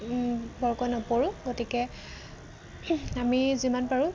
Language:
Assamese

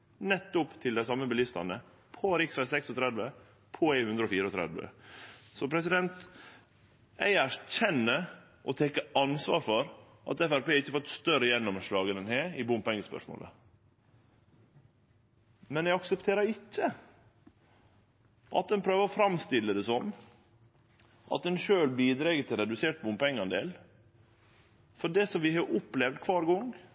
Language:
Norwegian Nynorsk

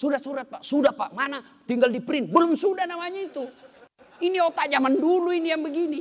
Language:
Indonesian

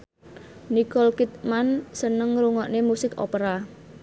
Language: Javanese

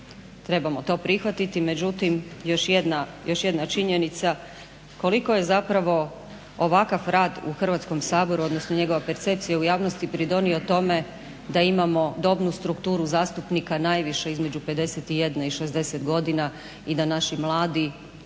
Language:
Croatian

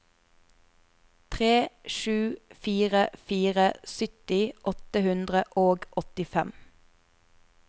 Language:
Norwegian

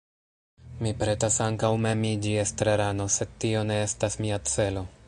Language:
Esperanto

